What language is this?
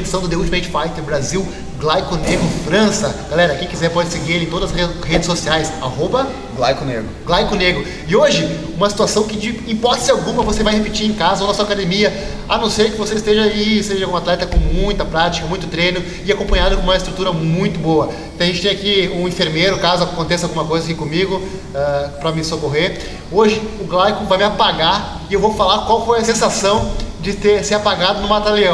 Portuguese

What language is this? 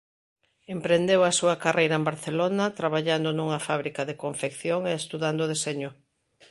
Galician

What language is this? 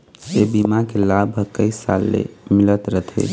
Chhattisgarhi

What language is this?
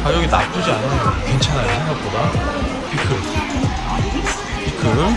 Korean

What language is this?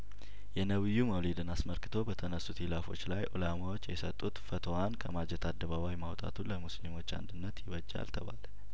Amharic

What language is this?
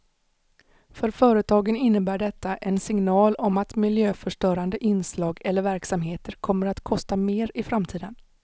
Swedish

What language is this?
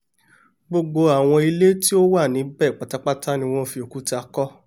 Yoruba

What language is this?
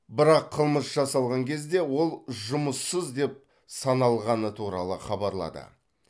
Kazakh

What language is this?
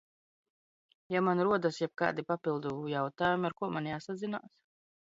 Latvian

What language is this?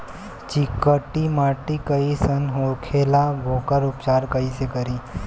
Bhojpuri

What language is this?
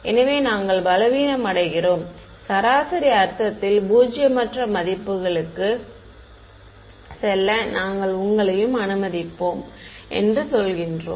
Tamil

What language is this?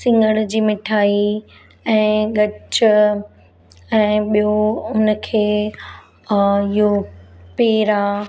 Sindhi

